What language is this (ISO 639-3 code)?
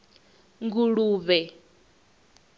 ven